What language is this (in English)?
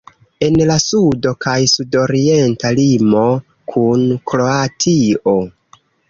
Esperanto